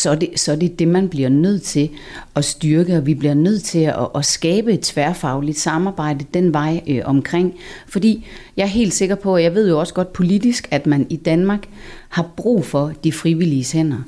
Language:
Danish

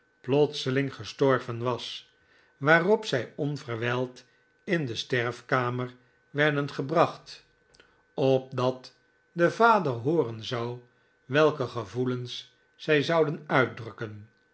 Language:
Dutch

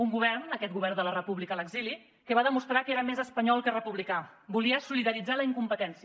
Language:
Catalan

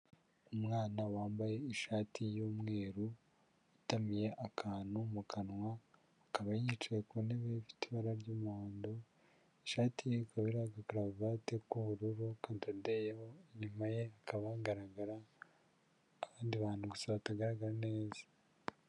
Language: Kinyarwanda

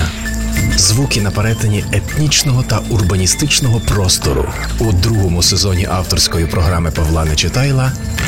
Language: Ukrainian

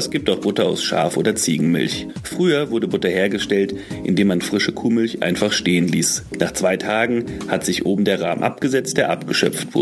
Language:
German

